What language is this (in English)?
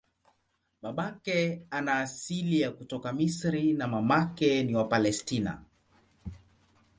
Swahili